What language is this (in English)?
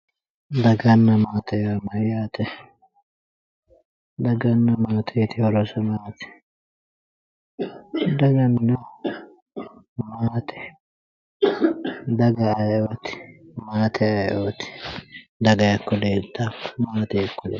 Sidamo